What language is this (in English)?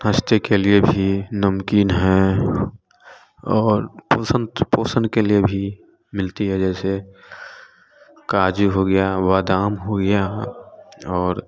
Hindi